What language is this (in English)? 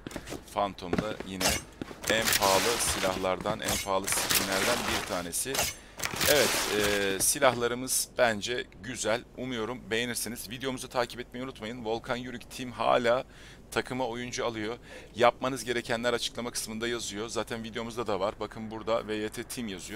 Turkish